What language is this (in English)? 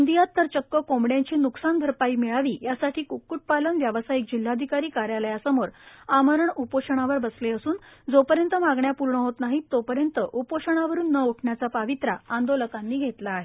Marathi